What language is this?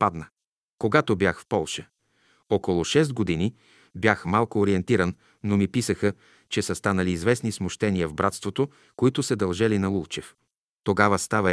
Bulgarian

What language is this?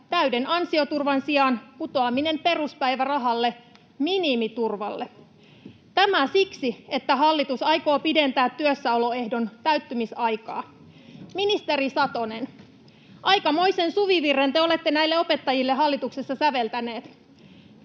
Finnish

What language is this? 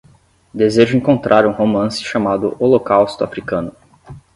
Portuguese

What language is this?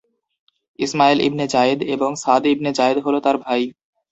Bangla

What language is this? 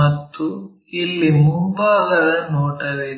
Kannada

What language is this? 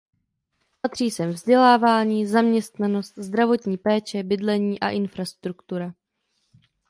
Czech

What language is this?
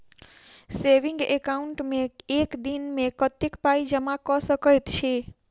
Maithili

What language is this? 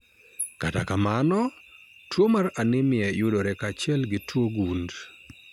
Luo (Kenya and Tanzania)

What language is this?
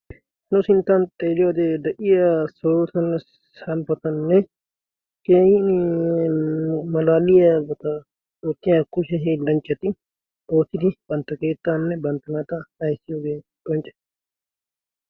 Wolaytta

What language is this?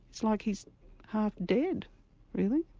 English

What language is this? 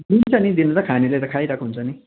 Nepali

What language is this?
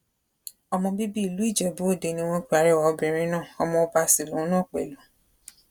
Yoruba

